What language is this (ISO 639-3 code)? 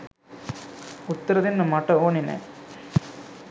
sin